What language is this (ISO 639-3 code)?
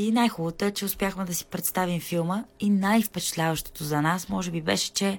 bul